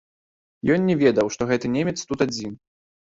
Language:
Belarusian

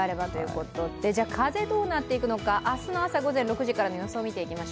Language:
Japanese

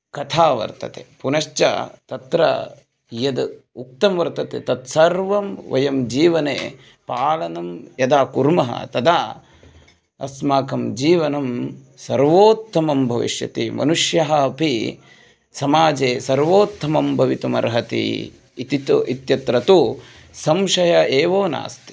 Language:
Sanskrit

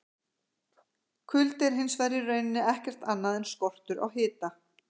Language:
Icelandic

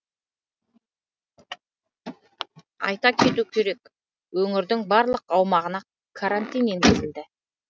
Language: Kazakh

